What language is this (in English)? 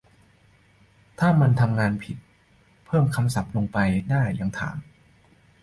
Thai